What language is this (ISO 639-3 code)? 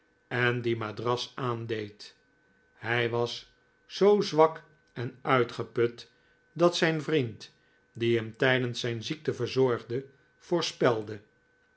nld